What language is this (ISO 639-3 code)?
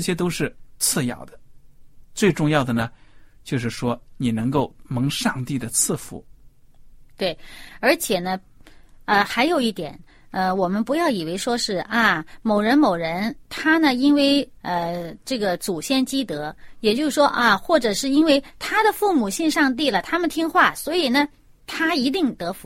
zho